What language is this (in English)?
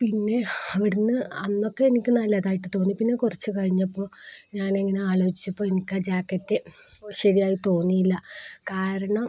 Malayalam